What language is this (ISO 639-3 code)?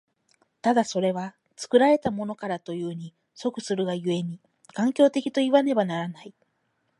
jpn